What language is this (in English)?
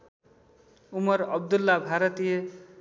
Nepali